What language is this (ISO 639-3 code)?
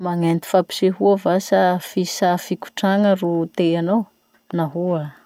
msh